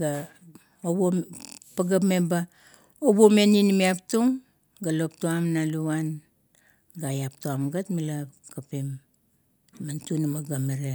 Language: Kuot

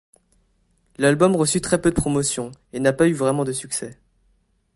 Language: French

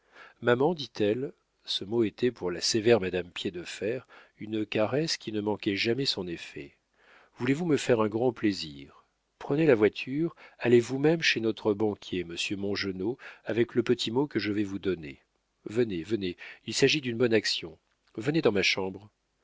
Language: French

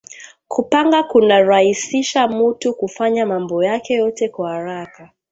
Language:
Swahili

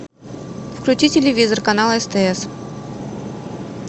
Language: Russian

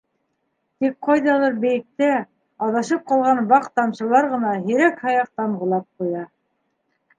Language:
Bashkir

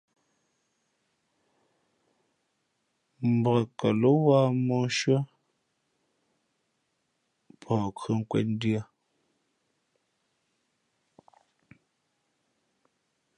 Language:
Fe'fe'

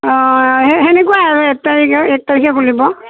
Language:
Assamese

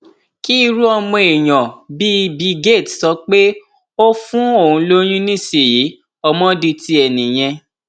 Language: Yoruba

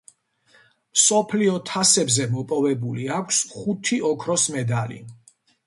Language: Georgian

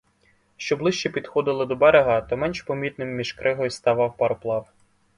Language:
Ukrainian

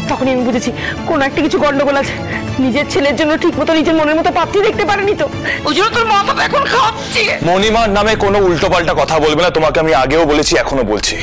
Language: Arabic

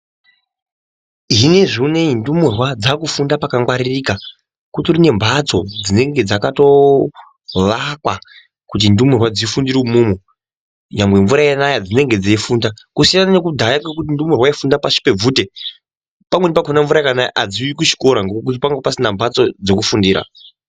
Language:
Ndau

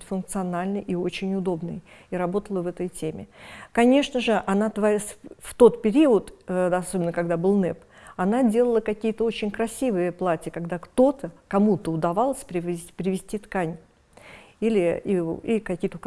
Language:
Russian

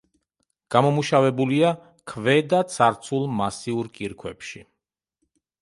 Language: Georgian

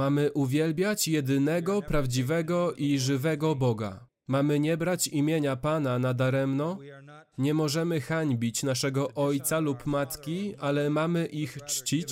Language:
Polish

